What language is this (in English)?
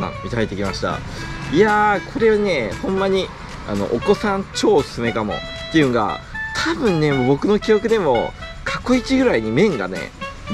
Japanese